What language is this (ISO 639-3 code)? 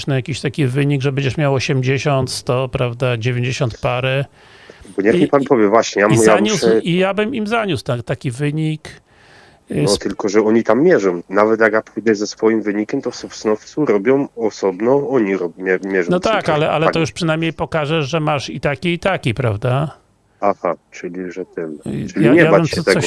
pol